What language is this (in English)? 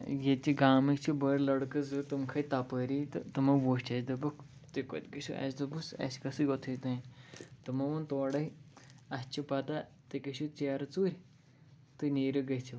Kashmiri